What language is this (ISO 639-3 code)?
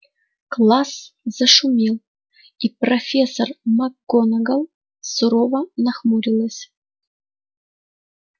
rus